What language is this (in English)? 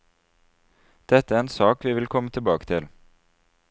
Norwegian